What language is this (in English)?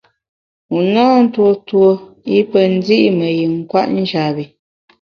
Bamun